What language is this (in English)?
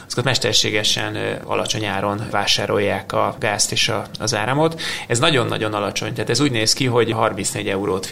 Hungarian